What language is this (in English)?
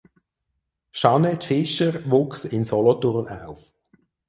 German